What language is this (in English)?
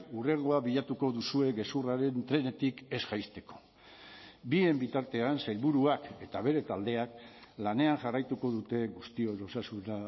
Basque